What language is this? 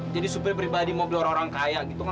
Indonesian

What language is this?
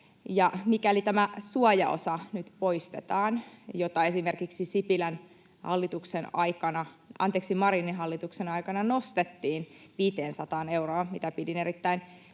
Finnish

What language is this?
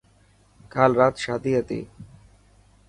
Dhatki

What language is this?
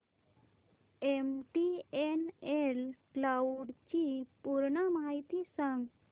Marathi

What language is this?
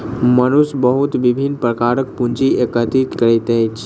Maithili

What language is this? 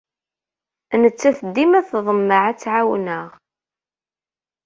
Kabyle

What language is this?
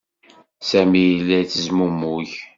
Kabyle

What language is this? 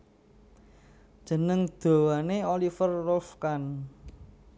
Javanese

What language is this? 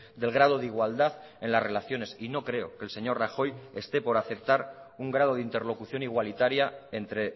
Spanish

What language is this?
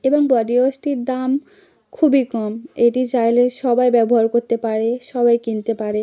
Bangla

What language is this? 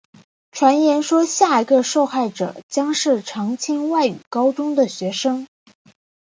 Chinese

